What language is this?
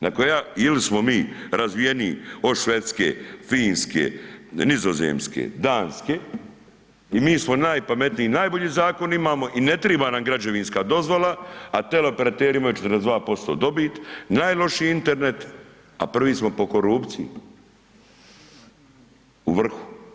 Croatian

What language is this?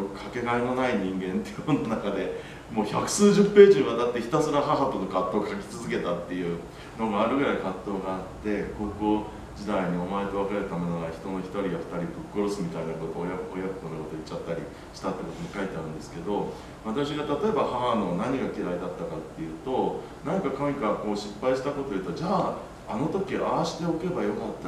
Japanese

